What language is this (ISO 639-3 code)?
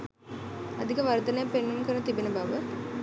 sin